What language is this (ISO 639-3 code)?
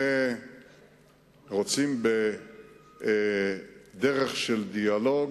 heb